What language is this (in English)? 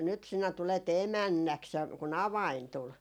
Finnish